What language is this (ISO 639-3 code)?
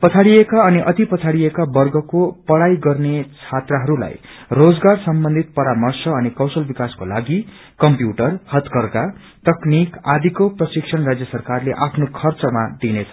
nep